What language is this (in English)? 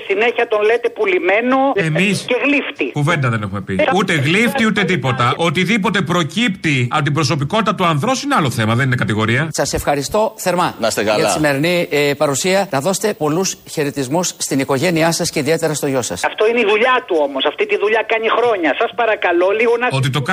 Greek